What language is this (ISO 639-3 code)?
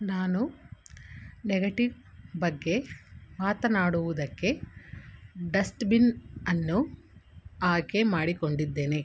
kan